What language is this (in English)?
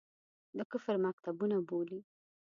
Pashto